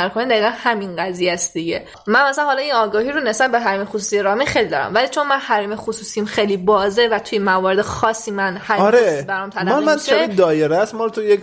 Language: Persian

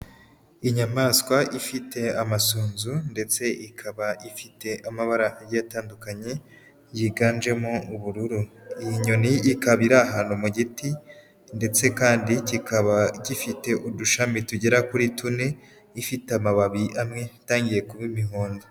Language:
Kinyarwanda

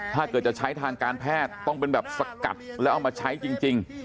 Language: Thai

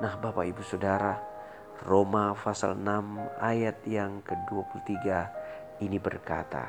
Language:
Indonesian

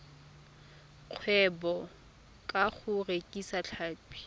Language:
Tswana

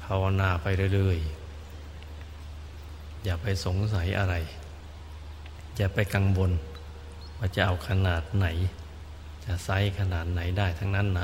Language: Thai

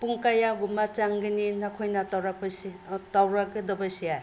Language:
Manipuri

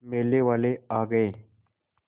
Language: Hindi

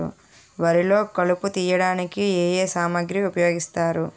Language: Telugu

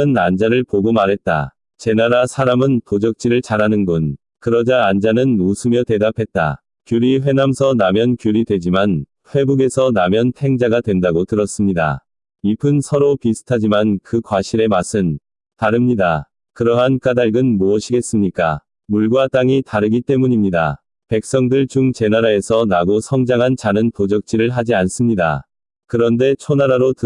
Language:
Korean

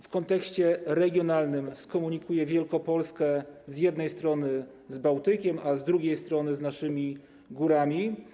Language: Polish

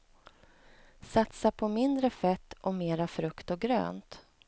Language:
Swedish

